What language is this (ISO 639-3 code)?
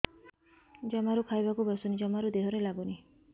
ori